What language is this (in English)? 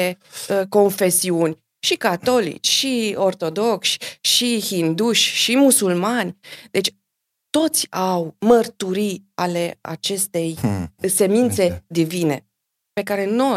Romanian